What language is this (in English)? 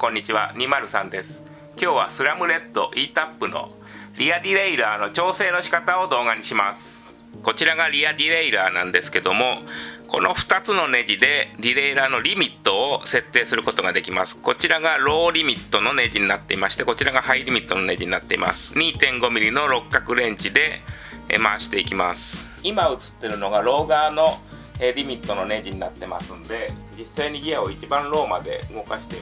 Japanese